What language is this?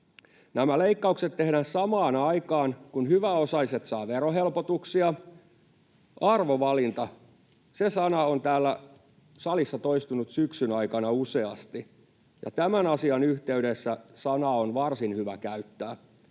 Finnish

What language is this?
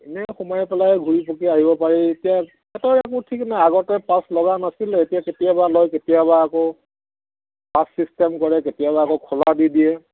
Assamese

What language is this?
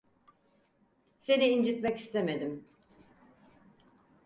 Turkish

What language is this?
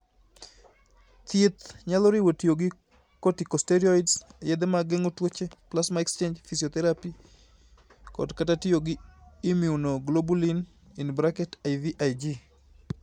Luo (Kenya and Tanzania)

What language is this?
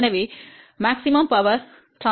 Tamil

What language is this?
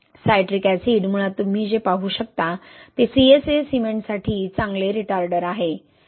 Marathi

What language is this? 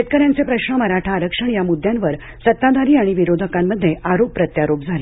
Marathi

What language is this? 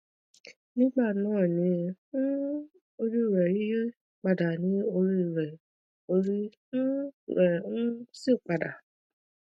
Yoruba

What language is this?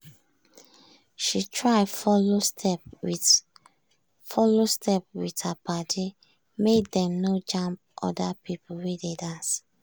Nigerian Pidgin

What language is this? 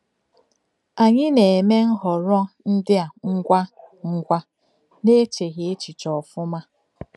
Igbo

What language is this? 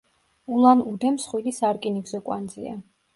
Georgian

